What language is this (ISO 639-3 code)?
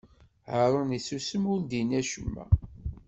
kab